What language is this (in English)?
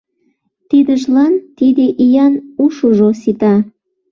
Mari